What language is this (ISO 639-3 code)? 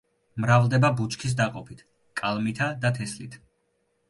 kat